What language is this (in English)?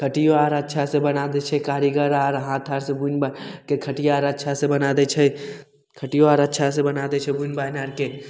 Maithili